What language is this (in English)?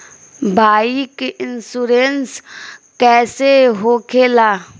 Bhojpuri